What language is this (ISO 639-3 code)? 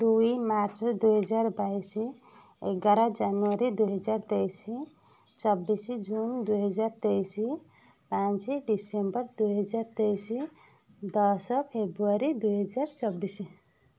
ori